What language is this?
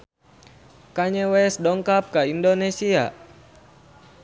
Sundanese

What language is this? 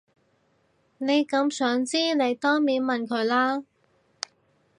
Cantonese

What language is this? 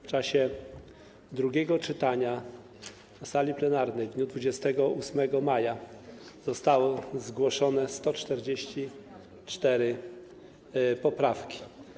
Polish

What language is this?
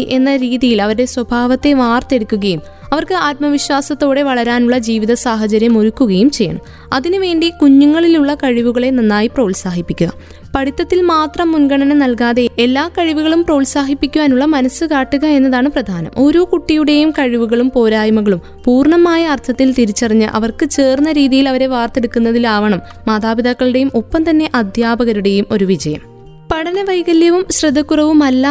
Malayalam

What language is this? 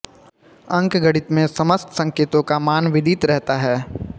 Hindi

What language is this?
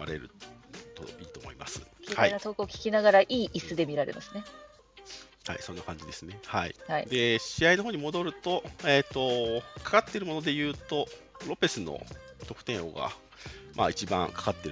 Japanese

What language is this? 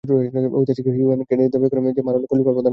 Bangla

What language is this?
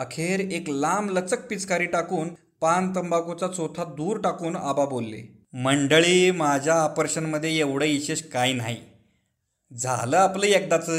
Marathi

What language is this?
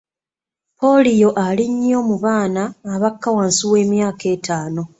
Ganda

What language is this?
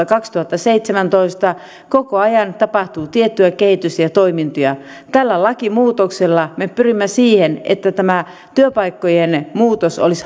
Finnish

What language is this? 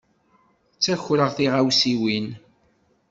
Kabyle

